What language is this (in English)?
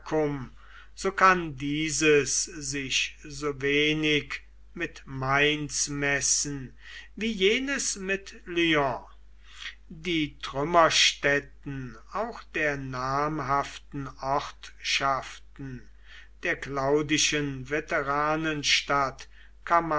German